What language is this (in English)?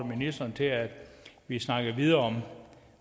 Danish